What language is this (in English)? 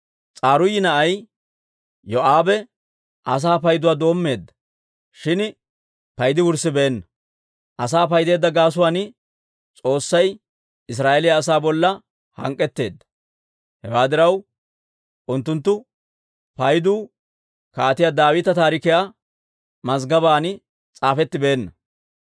Dawro